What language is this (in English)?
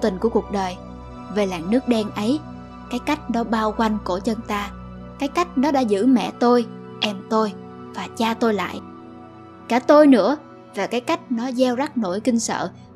Vietnamese